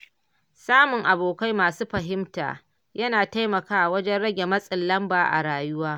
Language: Hausa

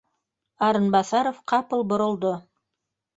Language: Bashkir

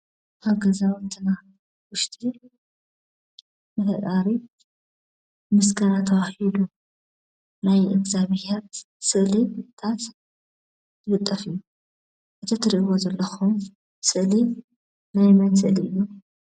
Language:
Tigrinya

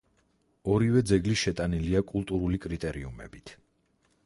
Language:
Georgian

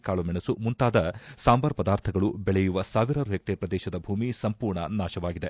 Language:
Kannada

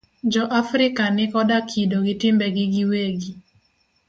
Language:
Luo (Kenya and Tanzania)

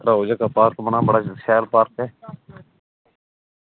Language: Dogri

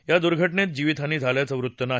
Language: Marathi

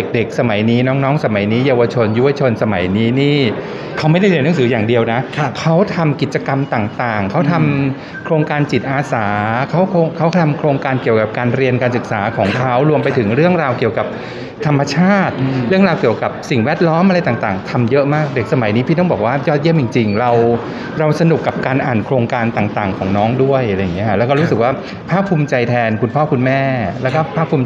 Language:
Thai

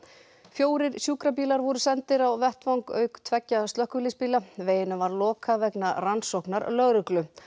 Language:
Icelandic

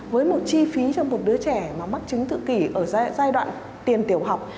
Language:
Vietnamese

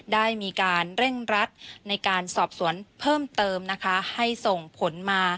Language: Thai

